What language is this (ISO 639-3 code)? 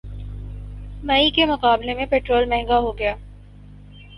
urd